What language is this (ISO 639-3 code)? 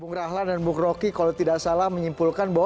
ind